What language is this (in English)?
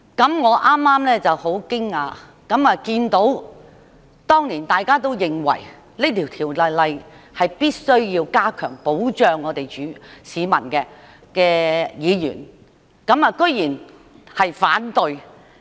Cantonese